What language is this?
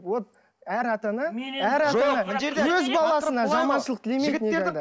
Kazakh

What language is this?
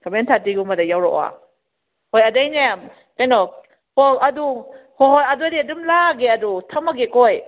Manipuri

